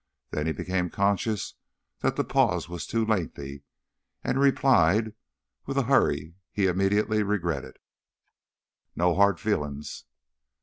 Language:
English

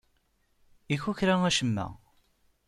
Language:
Kabyle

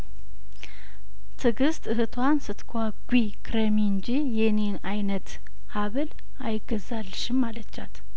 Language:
Amharic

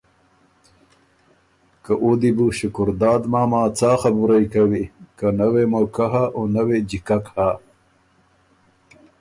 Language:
Ormuri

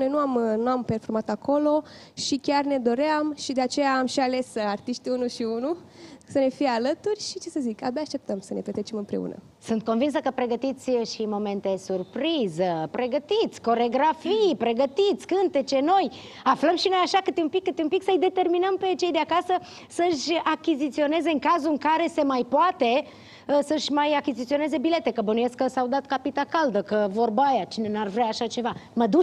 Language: Romanian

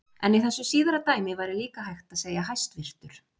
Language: Icelandic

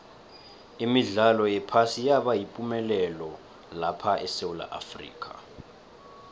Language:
South Ndebele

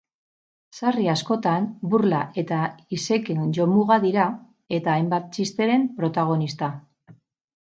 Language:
Basque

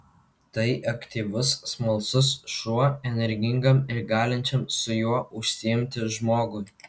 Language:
Lithuanian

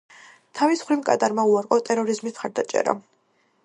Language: Georgian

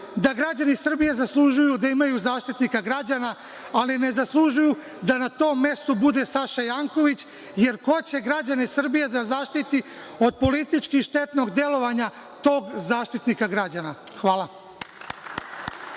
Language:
Serbian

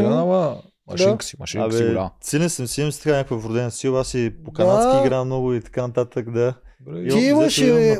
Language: Bulgarian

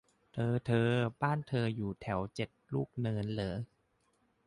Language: Thai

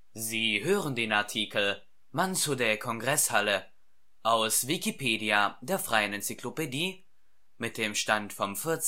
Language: German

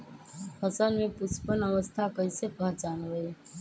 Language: Magahi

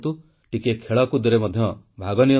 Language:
Odia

